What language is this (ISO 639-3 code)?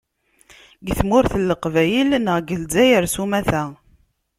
kab